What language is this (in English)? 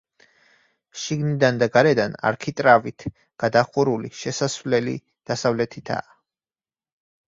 Georgian